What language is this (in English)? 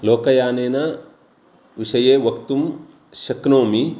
Sanskrit